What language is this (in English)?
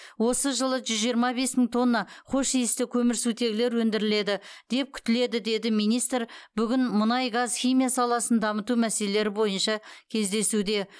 Kazakh